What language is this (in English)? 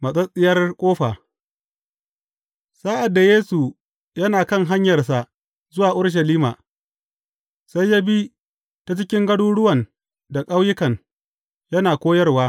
Hausa